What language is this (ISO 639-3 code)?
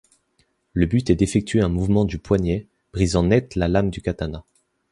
fra